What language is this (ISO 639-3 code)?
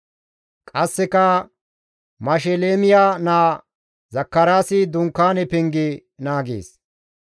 gmv